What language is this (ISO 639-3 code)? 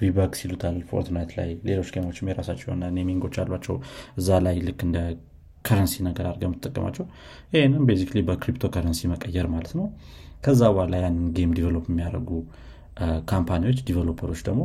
amh